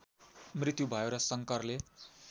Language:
Nepali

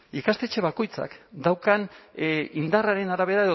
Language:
Basque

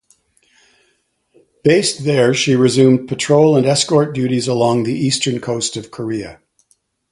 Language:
English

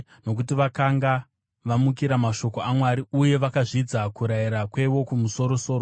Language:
Shona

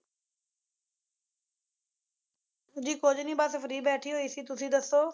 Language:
Punjabi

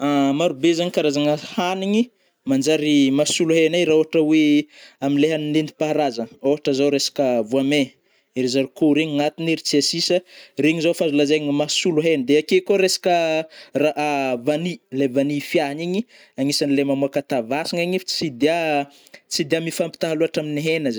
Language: Northern Betsimisaraka Malagasy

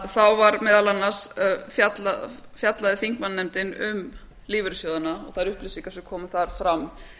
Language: Icelandic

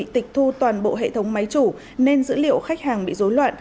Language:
Vietnamese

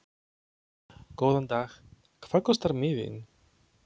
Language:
Icelandic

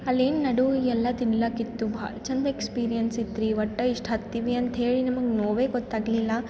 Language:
Kannada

